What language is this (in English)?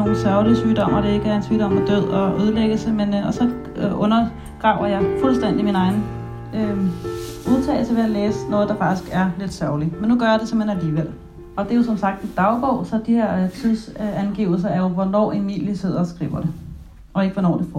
Danish